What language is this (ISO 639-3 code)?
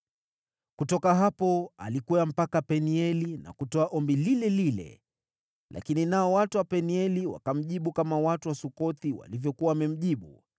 swa